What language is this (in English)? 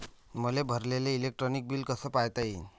Marathi